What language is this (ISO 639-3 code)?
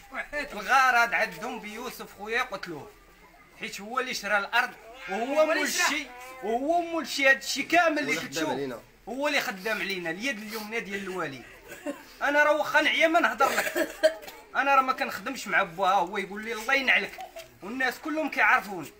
ara